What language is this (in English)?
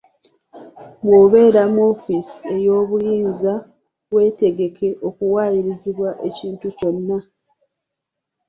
Ganda